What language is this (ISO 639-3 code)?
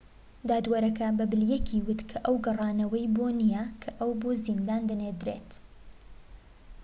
ckb